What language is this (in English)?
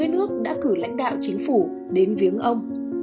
Vietnamese